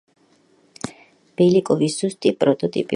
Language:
Georgian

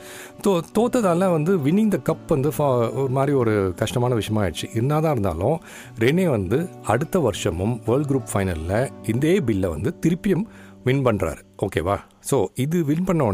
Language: Tamil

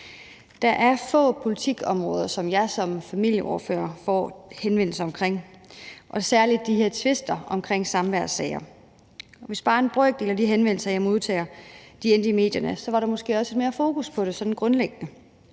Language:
Danish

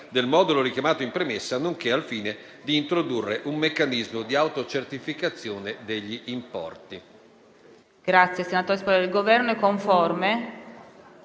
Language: Italian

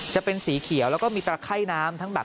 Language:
Thai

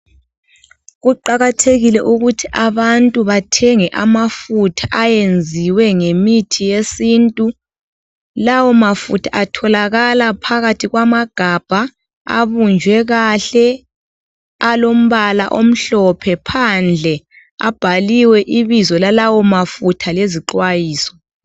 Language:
North Ndebele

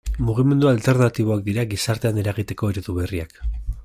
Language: Basque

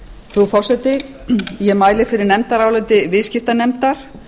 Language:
Icelandic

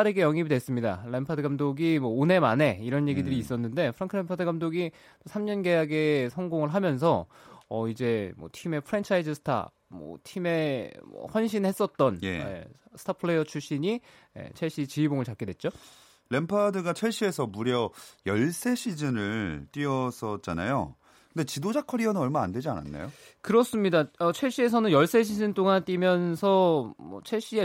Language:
Korean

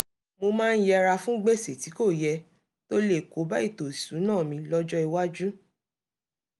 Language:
Yoruba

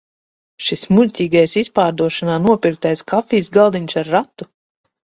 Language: Latvian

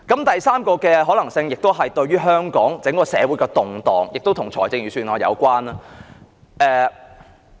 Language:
Cantonese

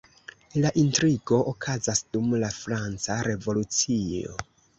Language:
Esperanto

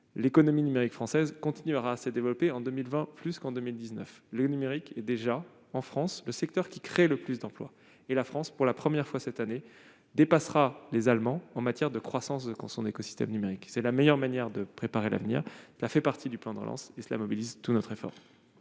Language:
French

